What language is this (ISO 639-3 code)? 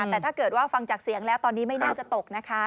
tha